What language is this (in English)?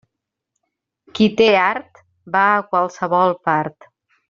Catalan